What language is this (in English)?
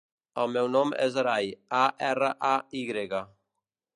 Catalan